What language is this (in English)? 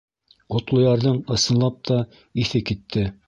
Bashkir